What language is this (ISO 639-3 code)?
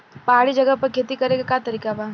bho